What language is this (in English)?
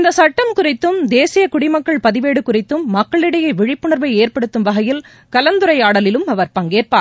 Tamil